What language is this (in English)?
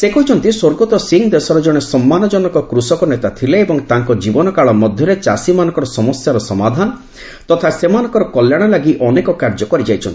Odia